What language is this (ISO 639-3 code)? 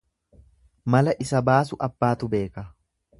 orm